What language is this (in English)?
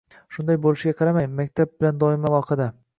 Uzbek